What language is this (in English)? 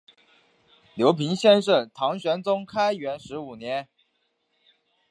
Chinese